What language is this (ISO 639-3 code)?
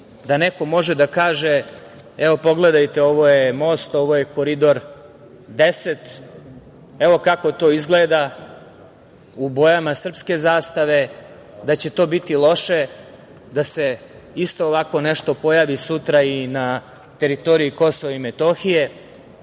srp